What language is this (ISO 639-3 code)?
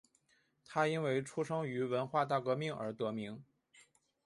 zho